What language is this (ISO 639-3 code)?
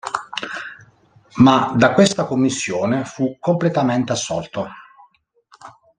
ita